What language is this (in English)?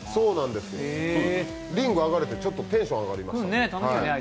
Japanese